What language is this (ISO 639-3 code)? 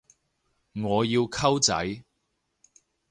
yue